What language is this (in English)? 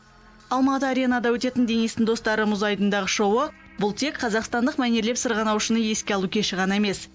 Kazakh